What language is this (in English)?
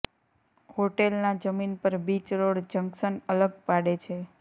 Gujarati